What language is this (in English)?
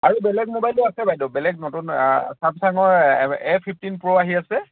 Assamese